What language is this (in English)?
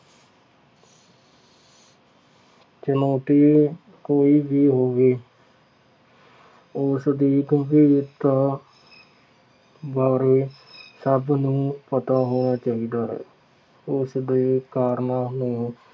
Punjabi